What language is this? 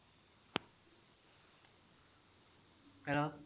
Punjabi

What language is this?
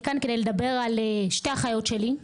Hebrew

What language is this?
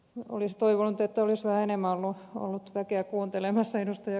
Finnish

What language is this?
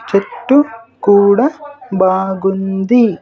Telugu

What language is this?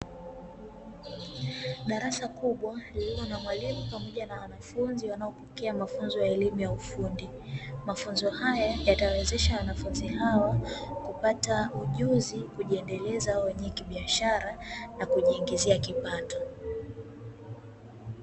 Swahili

